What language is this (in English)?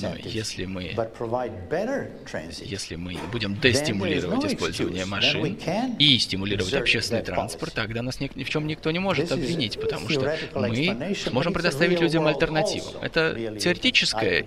Russian